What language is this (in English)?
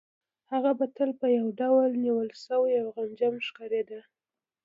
Pashto